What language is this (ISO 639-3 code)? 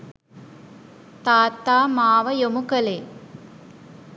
sin